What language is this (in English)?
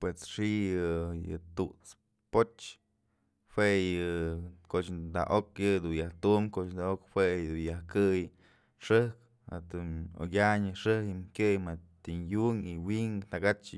Mazatlán Mixe